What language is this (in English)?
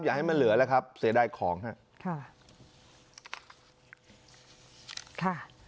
Thai